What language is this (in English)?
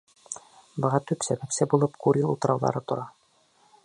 Bashkir